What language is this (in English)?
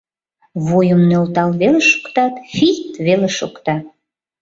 Mari